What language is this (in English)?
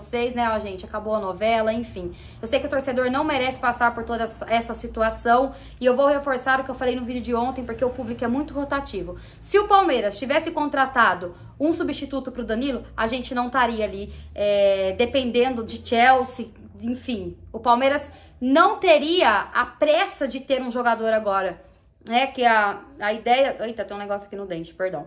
Portuguese